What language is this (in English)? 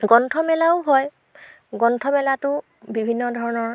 Assamese